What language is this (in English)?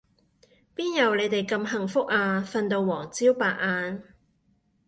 Cantonese